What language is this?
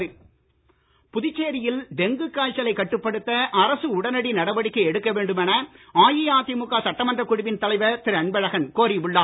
Tamil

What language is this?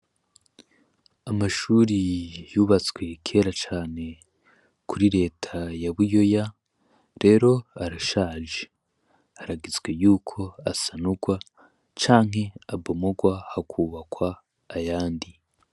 Rundi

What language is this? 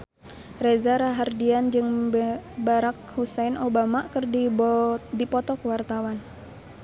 Sundanese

